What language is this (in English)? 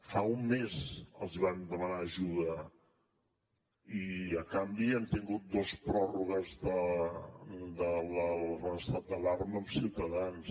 Catalan